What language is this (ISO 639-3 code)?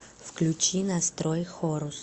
rus